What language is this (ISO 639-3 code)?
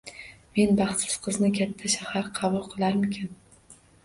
uzb